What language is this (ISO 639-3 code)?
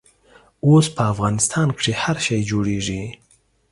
pus